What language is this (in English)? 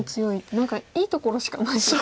Japanese